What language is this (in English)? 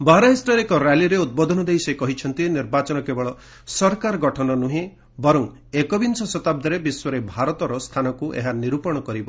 Odia